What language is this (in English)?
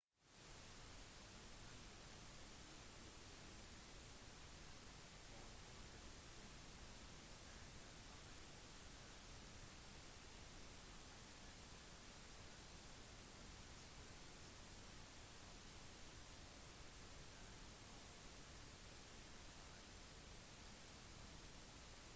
Norwegian Bokmål